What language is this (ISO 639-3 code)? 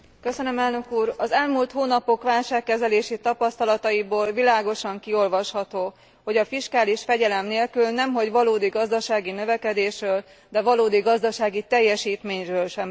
hun